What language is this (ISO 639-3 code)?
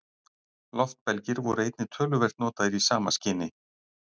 isl